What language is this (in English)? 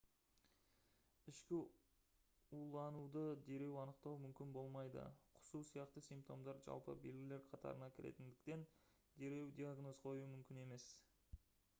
Kazakh